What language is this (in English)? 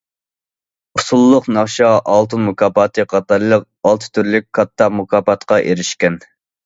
Uyghur